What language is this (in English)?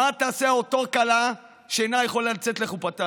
Hebrew